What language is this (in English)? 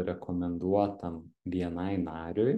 Lithuanian